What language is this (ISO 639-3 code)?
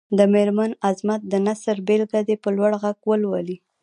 pus